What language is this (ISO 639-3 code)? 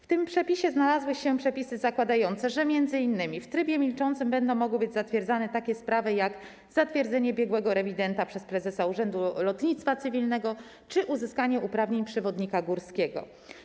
pol